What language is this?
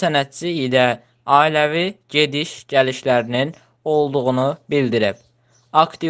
Turkish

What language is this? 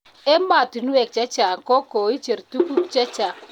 Kalenjin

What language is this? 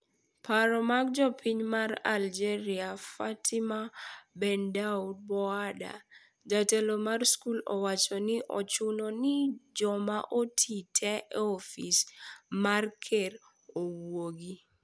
Luo (Kenya and Tanzania)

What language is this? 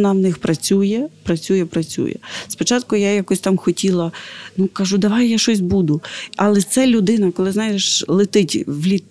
Ukrainian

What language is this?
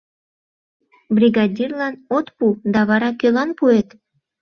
Mari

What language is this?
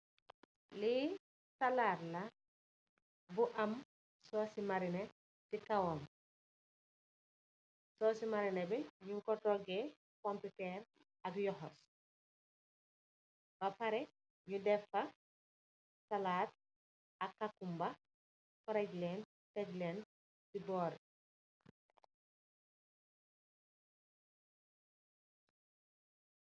Wolof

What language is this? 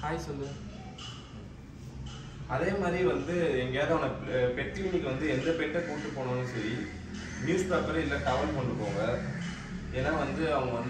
Indonesian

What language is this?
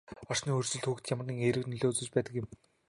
Mongolian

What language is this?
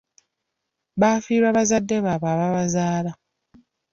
Ganda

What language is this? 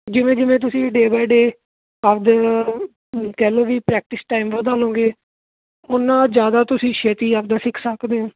Punjabi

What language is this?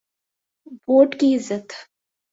Urdu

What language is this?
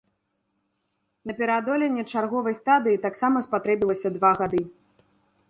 Belarusian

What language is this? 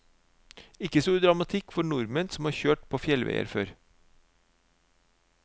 Norwegian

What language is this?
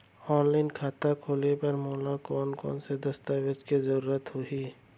Chhattisgarhi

